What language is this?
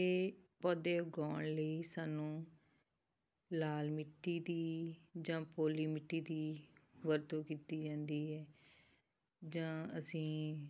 Punjabi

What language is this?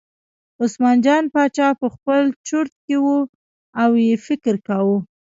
Pashto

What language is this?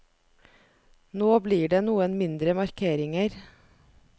Norwegian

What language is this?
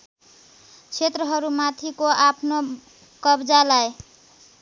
Nepali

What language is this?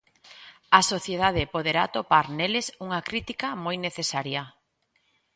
Galician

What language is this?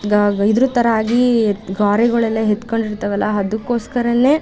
Kannada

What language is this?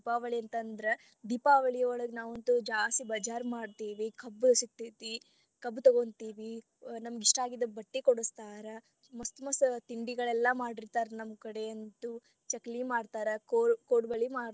Kannada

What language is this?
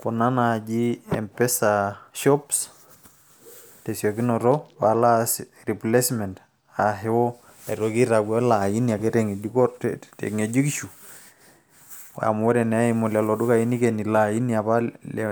Masai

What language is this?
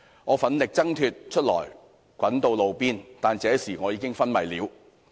Cantonese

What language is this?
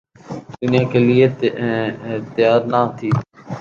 Urdu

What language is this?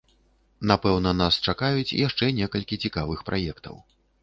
Belarusian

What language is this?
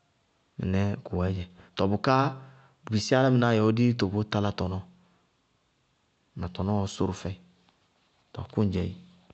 Bago-Kusuntu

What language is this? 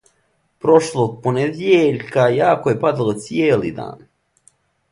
Serbian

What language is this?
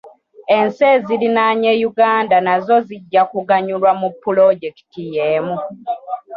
Ganda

